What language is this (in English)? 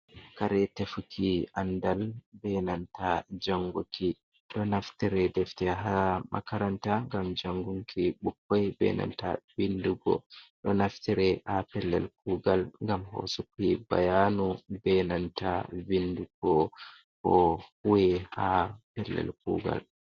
Fula